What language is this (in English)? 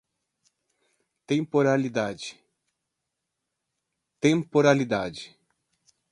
Portuguese